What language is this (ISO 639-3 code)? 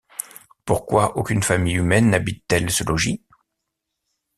fra